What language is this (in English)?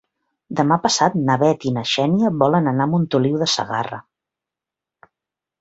Catalan